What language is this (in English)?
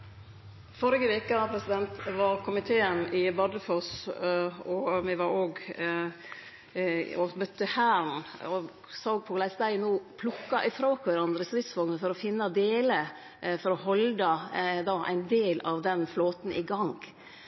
Norwegian Nynorsk